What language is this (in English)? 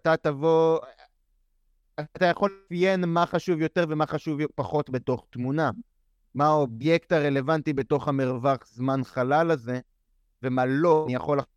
Hebrew